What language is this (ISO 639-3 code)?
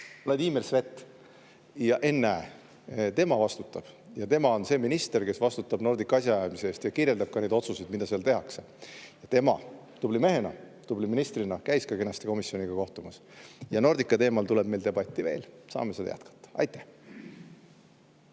est